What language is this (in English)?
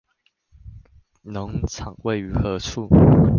Chinese